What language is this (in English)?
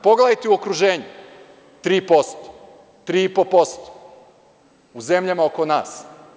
Serbian